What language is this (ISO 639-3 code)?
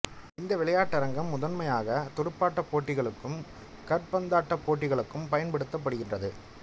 tam